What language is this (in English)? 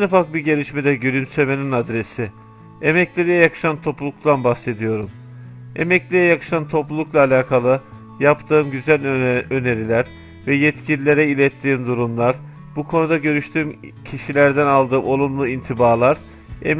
Turkish